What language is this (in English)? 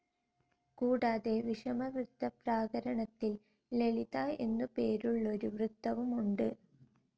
Malayalam